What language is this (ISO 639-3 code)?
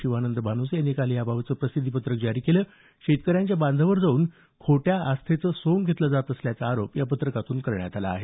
mar